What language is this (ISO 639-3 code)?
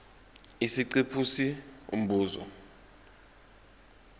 zul